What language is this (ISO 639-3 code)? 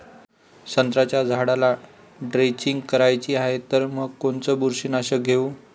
mar